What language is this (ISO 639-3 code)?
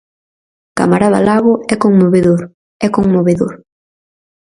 glg